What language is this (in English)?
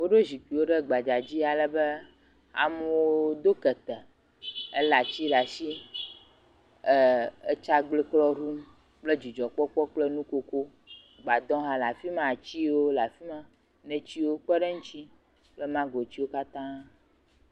Ewe